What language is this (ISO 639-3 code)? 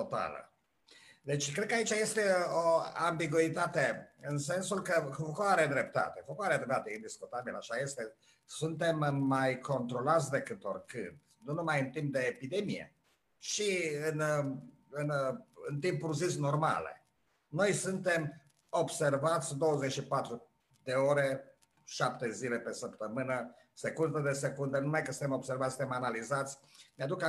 ron